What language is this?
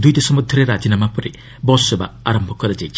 Odia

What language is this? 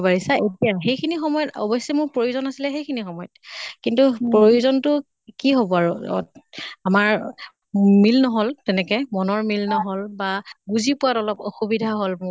Assamese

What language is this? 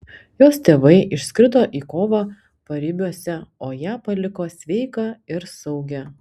Lithuanian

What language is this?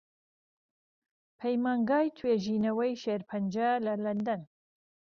Central Kurdish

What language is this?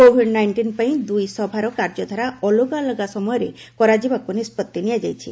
Odia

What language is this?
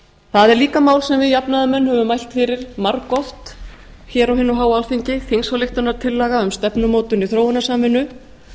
Icelandic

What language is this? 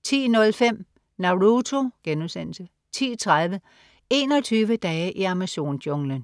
Danish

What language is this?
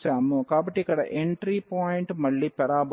Telugu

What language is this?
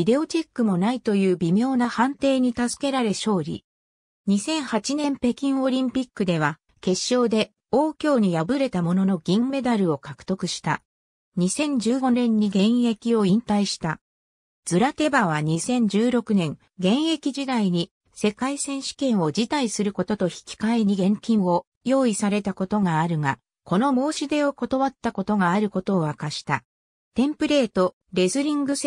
Japanese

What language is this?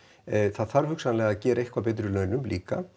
Icelandic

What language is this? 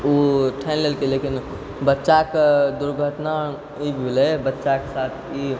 Maithili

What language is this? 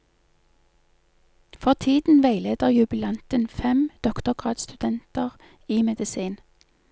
Norwegian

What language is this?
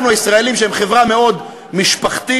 Hebrew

